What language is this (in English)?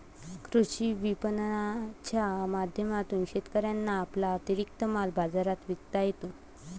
Marathi